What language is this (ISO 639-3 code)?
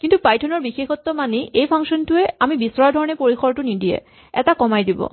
asm